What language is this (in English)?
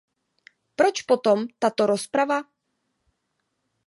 Czech